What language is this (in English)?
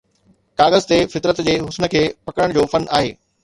Sindhi